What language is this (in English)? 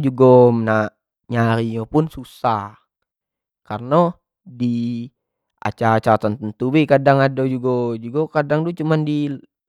Jambi Malay